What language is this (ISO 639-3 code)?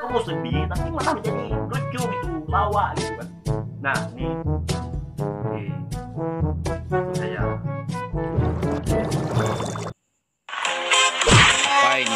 ind